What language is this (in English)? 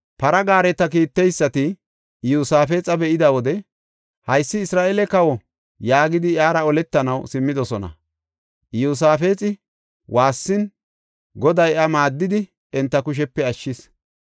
Gofa